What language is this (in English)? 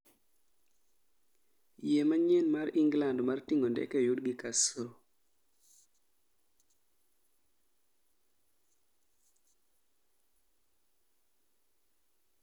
Luo (Kenya and Tanzania)